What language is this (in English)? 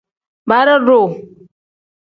Tem